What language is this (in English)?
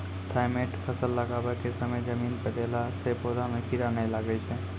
Maithili